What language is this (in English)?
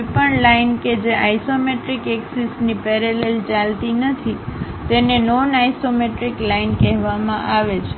Gujarati